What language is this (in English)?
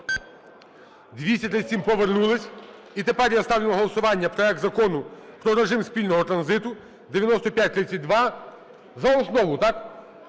Ukrainian